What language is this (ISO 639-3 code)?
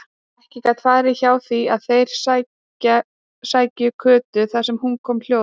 isl